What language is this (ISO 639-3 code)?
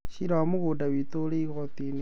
kik